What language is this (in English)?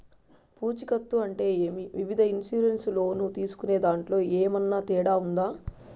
Telugu